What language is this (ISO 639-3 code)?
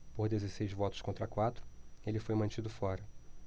por